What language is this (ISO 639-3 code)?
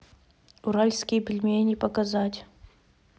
rus